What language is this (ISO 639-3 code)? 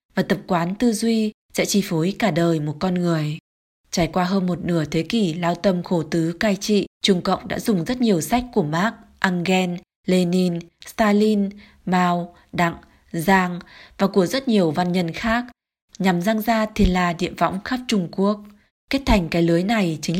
vie